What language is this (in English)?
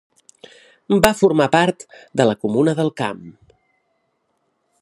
Catalan